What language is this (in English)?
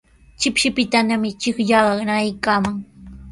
Sihuas Ancash Quechua